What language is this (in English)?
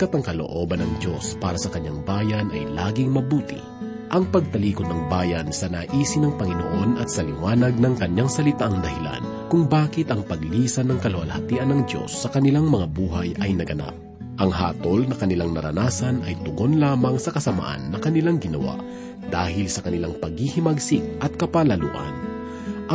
Filipino